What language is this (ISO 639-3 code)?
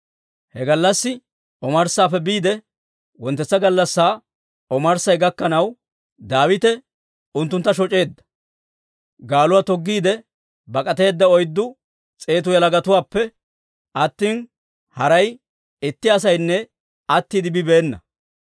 dwr